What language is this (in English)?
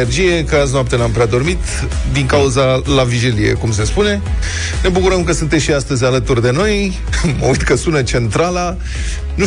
Romanian